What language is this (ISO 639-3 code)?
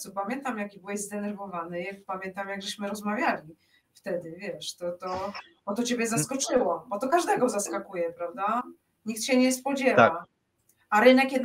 pol